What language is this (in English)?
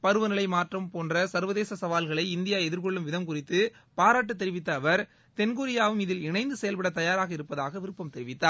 Tamil